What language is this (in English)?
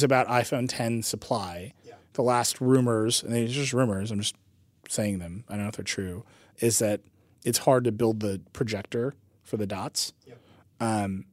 English